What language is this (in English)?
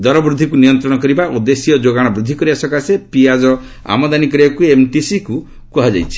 Odia